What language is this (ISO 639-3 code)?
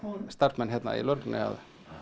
isl